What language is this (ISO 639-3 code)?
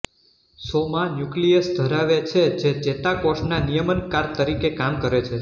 guj